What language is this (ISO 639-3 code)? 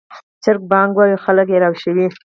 pus